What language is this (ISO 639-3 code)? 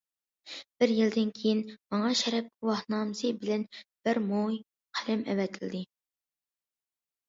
uig